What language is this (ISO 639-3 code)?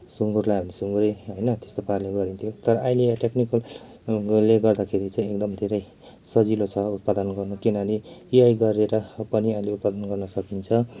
nep